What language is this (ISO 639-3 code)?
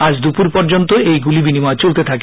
ben